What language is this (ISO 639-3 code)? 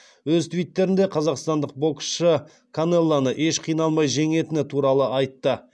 kaz